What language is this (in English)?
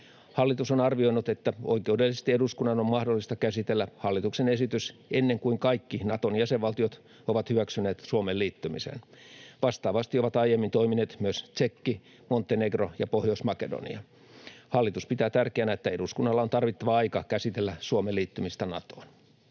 Finnish